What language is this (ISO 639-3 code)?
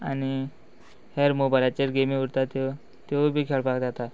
kok